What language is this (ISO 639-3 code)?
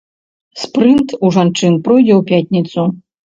bel